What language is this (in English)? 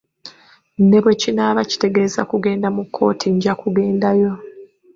Ganda